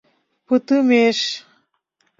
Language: Mari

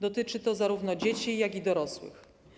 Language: Polish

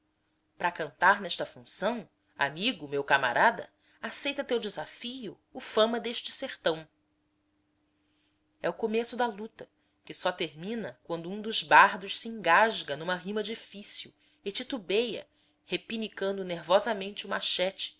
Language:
Portuguese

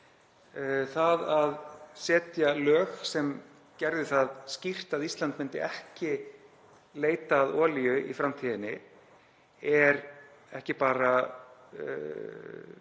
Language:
Icelandic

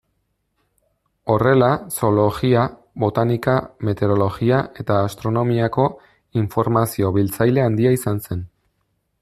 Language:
Basque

